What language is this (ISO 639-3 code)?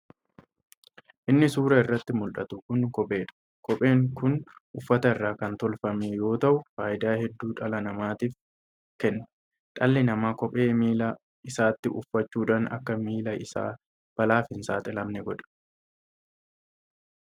orm